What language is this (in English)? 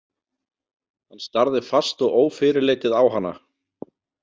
Icelandic